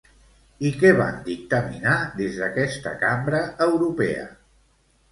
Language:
Catalan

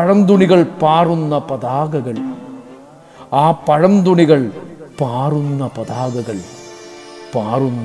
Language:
Malayalam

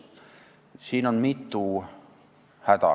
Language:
Estonian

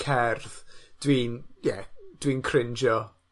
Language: Welsh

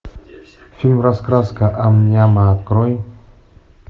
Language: Russian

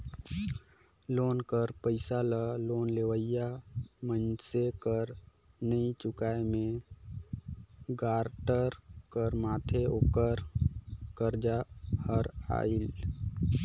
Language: Chhattisgarhi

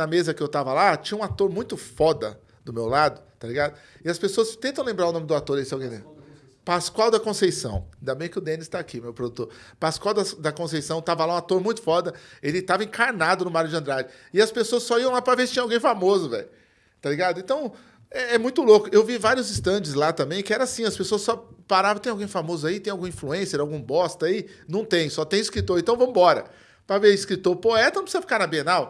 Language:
Portuguese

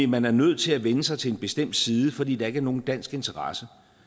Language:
Danish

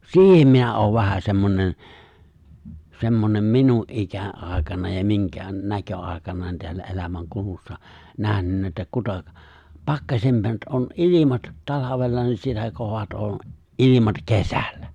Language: Finnish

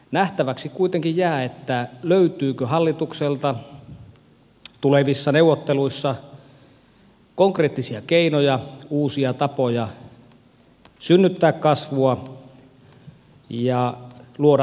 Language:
Finnish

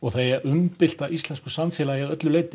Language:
Icelandic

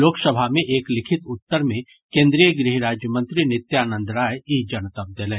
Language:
Maithili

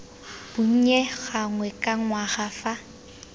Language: Tswana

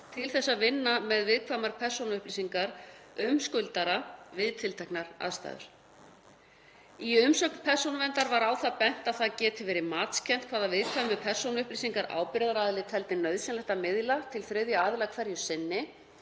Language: Icelandic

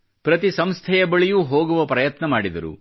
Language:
Kannada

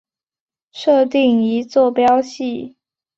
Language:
Chinese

